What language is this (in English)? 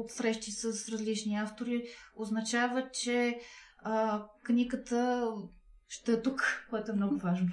Bulgarian